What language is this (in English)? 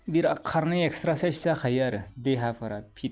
Bodo